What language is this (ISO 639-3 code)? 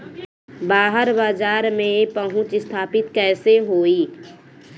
bho